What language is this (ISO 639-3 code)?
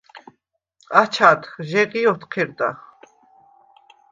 sva